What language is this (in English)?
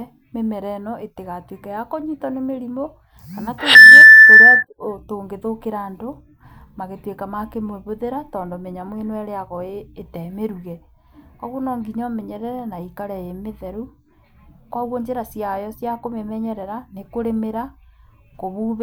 Kikuyu